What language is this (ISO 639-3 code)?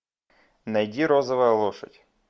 rus